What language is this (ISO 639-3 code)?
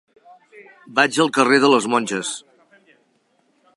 cat